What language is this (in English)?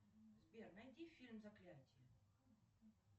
Russian